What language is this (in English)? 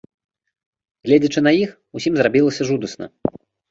Belarusian